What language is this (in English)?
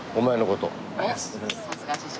Japanese